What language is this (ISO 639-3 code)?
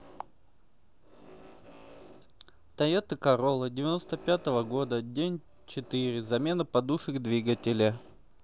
rus